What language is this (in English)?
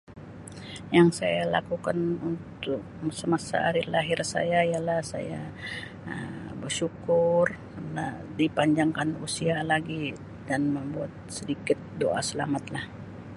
Sabah Malay